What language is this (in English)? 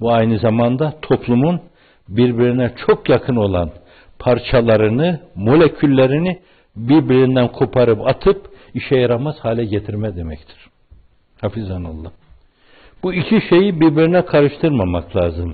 Turkish